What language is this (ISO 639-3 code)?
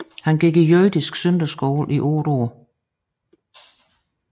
dan